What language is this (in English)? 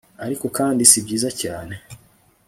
Kinyarwanda